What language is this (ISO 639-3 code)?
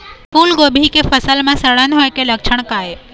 hne